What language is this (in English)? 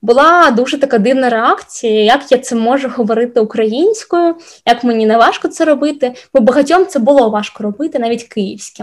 Ukrainian